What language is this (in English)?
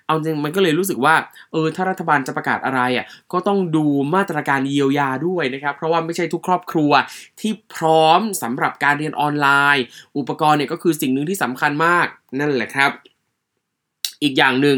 Thai